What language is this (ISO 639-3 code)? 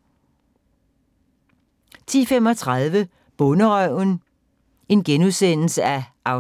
dan